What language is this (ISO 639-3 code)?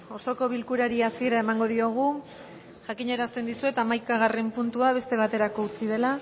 eus